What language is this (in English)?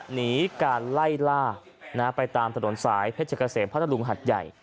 Thai